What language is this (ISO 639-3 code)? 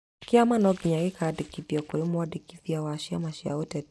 kik